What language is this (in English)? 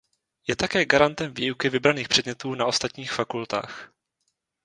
Czech